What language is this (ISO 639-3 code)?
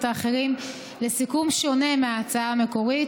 heb